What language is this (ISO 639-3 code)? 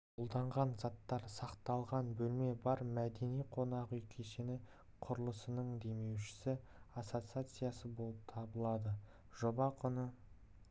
kaz